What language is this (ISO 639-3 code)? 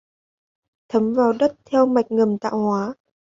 vie